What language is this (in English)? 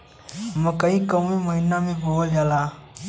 Bhojpuri